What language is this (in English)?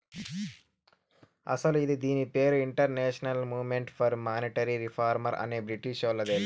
Telugu